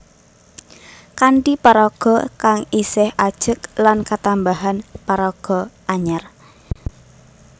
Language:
Javanese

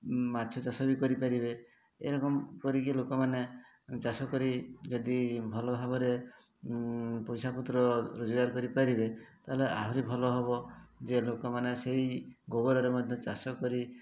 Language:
Odia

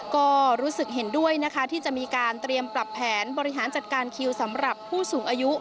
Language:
Thai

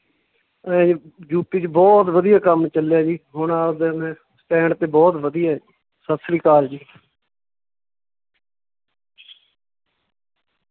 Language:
Punjabi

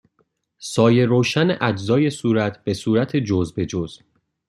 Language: Persian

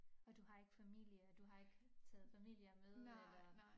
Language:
Danish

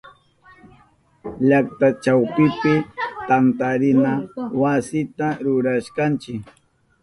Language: Southern Pastaza Quechua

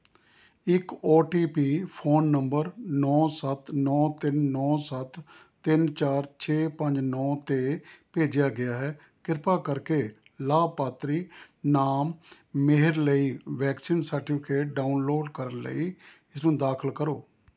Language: Punjabi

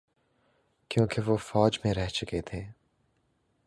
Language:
Urdu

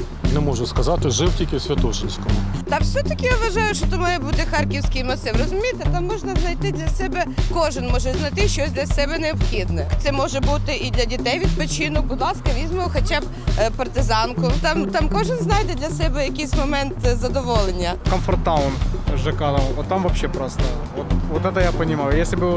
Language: Ukrainian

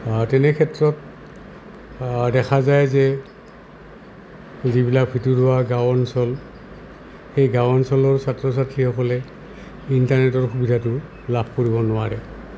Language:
Assamese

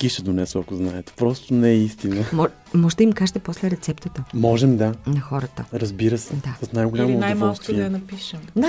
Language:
Bulgarian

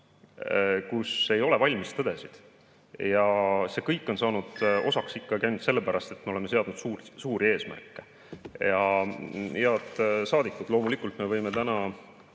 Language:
Estonian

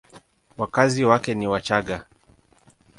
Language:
Swahili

